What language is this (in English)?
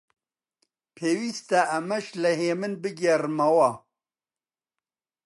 Central Kurdish